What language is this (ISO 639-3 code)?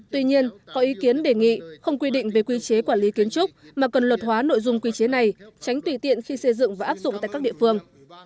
vie